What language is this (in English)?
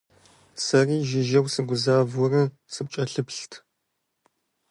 Kabardian